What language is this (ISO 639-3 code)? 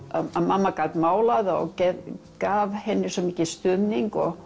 isl